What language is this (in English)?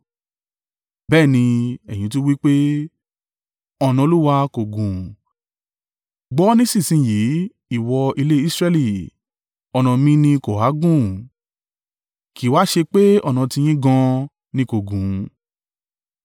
Yoruba